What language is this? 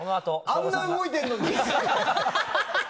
Japanese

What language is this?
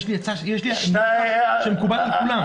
Hebrew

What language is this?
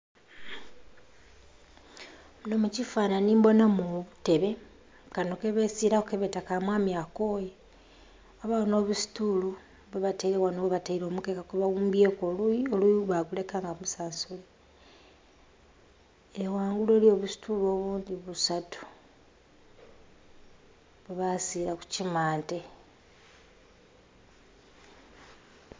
Soga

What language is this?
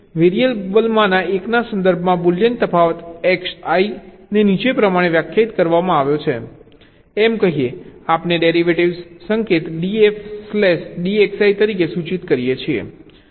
Gujarati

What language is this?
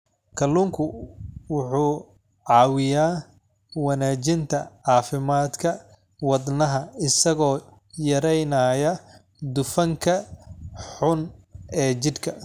Somali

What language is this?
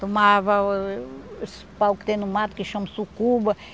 Portuguese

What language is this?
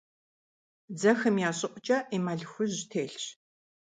Kabardian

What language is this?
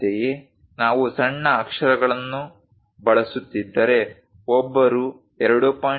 Kannada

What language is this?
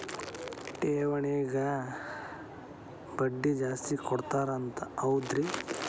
Kannada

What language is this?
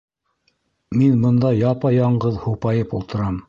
Bashkir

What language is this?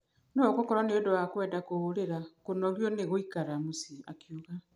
Kikuyu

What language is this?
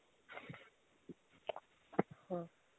Punjabi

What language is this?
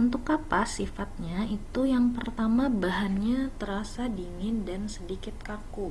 Indonesian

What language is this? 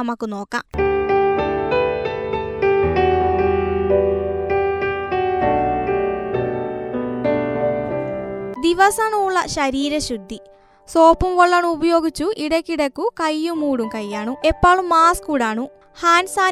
Malayalam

